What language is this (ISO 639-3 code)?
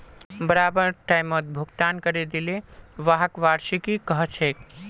mag